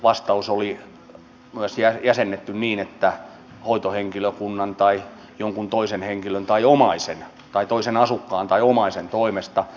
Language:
Finnish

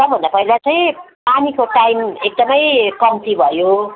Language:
Nepali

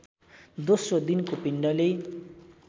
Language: Nepali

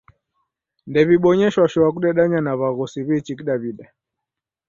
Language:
Taita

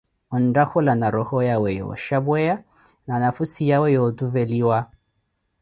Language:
Koti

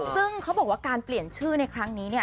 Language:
Thai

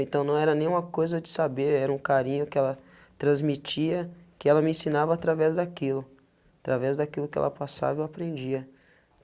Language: Portuguese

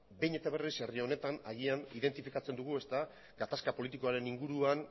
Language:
Basque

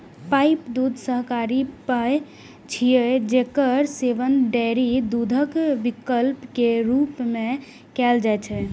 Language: Maithili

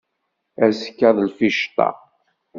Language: Kabyle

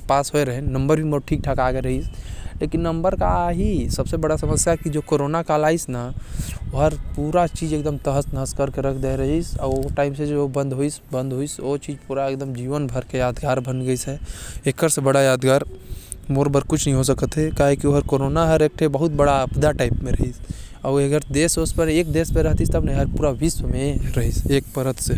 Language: Korwa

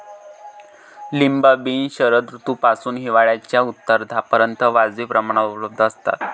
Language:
Marathi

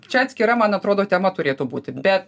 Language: Lithuanian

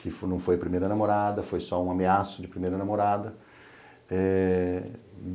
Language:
Portuguese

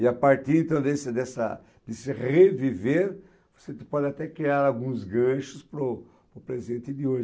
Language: Portuguese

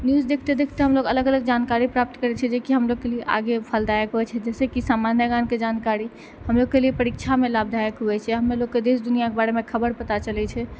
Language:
Maithili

